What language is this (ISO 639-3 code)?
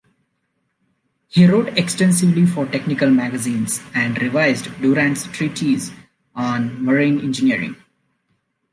eng